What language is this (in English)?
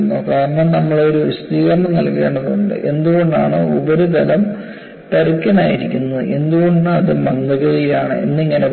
Malayalam